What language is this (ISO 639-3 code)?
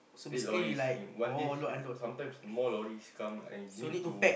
eng